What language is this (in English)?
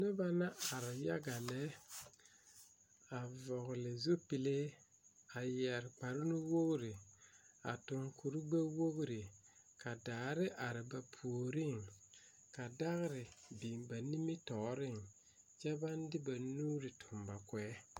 Southern Dagaare